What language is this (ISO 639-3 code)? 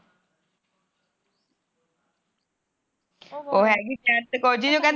pan